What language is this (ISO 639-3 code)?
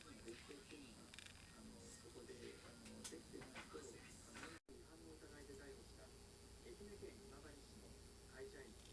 jpn